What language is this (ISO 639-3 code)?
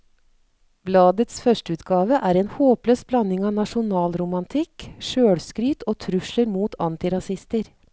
nor